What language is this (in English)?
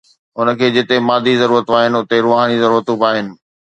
Sindhi